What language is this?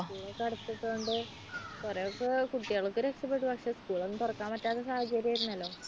Malayalam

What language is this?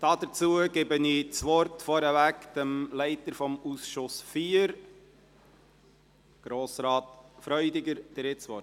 Swiss German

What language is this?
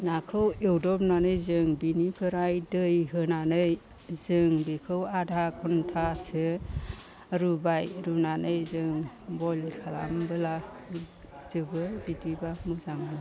Bodo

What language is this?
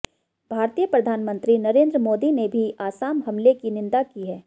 Hindi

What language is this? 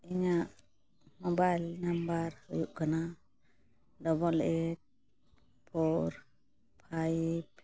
Santali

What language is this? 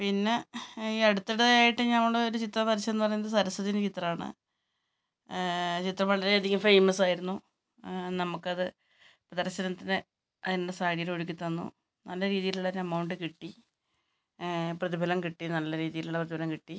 Malayalam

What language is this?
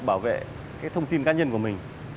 Vietnamese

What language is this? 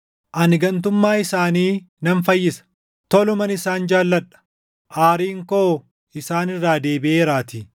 Oromo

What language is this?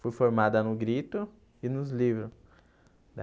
Portuguese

